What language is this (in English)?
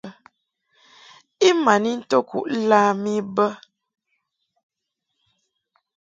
Mungaka